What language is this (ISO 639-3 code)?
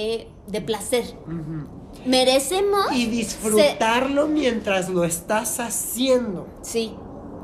spa